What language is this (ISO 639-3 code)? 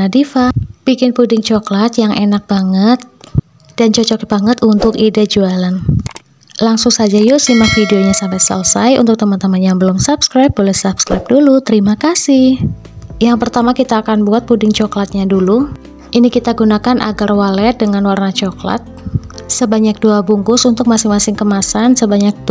ind